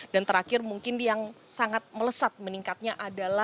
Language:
Indonesian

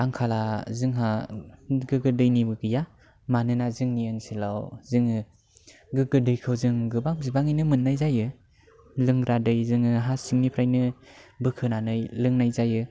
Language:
Bodo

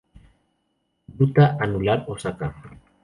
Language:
Spanish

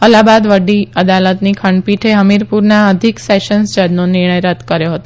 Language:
Gujarati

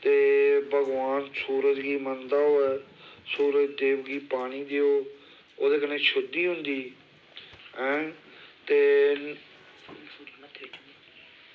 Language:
Dogri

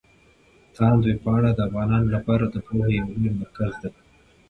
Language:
Pashto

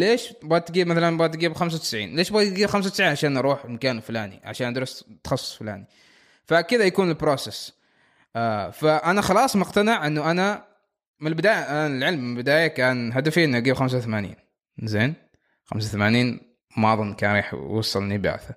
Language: Arabic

